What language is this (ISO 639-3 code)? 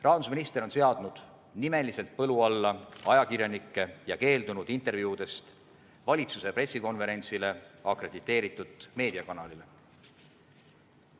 est